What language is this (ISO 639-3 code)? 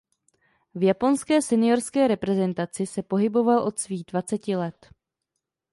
ces